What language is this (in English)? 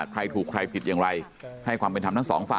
Thai